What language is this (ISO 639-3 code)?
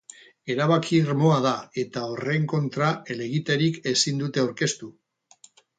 eus